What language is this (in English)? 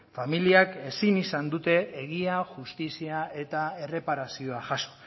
Basque